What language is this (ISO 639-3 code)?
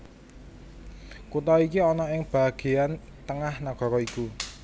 jav